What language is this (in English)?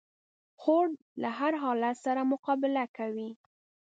Pashto